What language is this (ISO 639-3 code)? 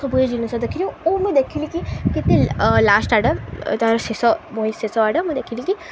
ori